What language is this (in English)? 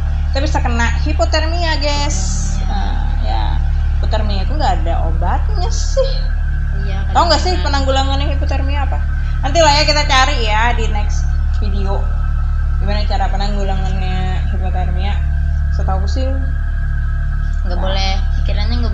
Indonesian